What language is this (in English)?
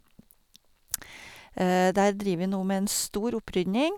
Norwegian